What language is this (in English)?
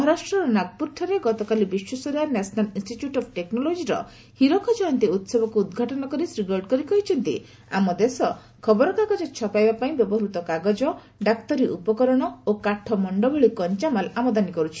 Odia